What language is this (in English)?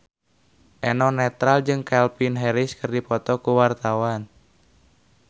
Sundanese